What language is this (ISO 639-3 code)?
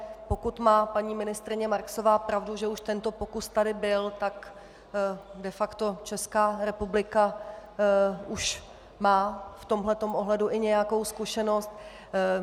ces